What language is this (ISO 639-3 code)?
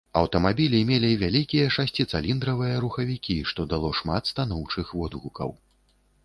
bel